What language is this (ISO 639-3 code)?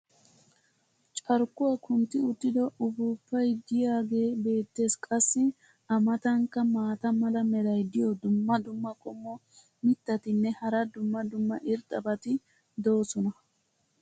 wal